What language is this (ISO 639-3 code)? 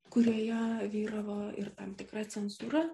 lit